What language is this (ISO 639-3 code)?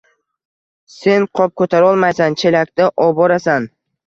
uzb